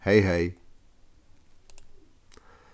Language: Faroese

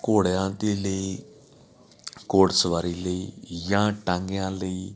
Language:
Punjabi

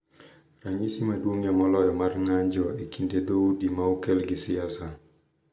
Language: Luo (Kenya and Tanzania)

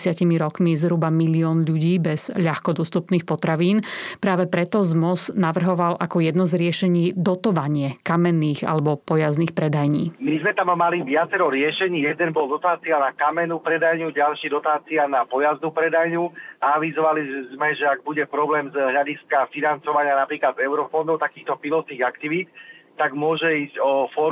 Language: Slovak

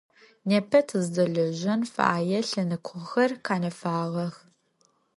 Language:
Adyghe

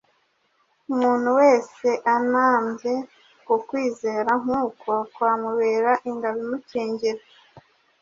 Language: Kinyarwanda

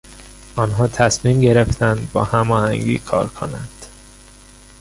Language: Persian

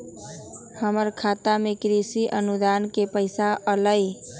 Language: Magahi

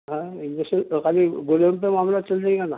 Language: Urdu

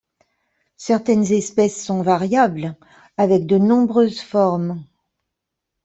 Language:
French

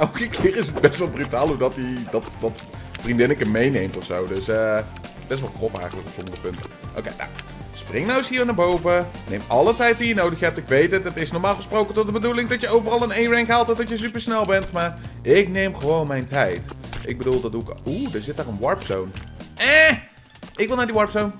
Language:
Dutch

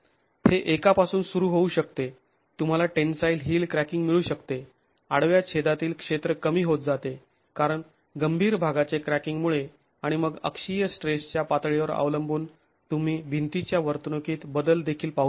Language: Marathi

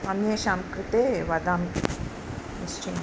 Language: Sanskrit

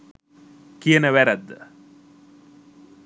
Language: Sinhala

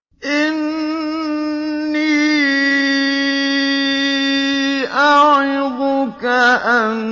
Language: Arabic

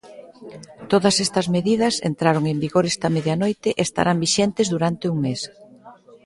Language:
Galician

